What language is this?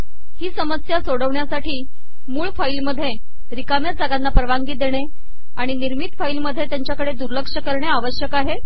Marathi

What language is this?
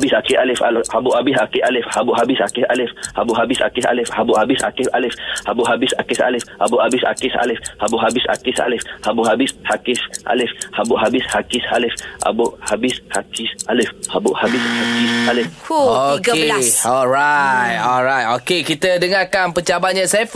Malay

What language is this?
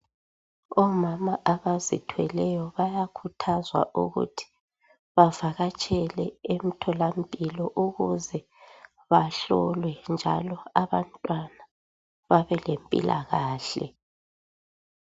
North Ndebele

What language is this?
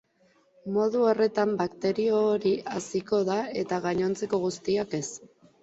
Basque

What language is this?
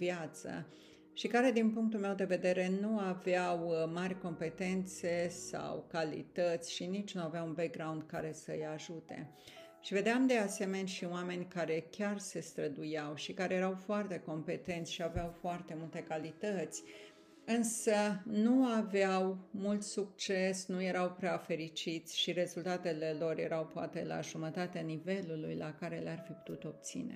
Romanian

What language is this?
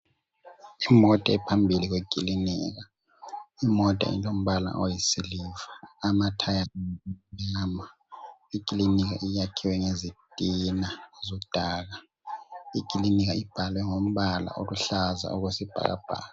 North Ndebele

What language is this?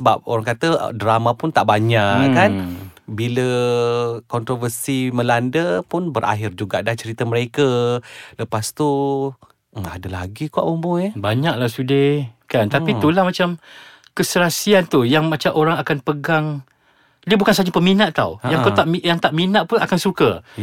Malay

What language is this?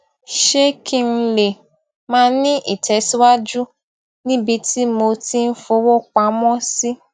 Yoruba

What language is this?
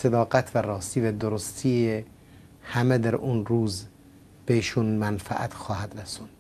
Persian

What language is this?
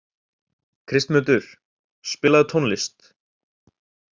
Icelandic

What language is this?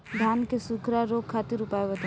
Bhojpuri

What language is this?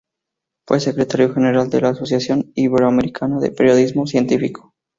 Spanish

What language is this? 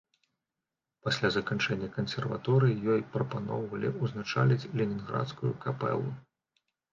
Belarusian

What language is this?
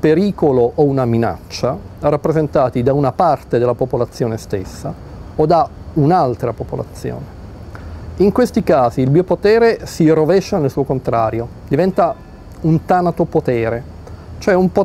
Italian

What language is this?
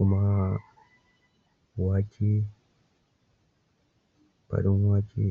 Hausa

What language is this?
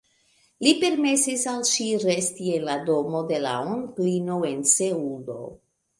Esperanto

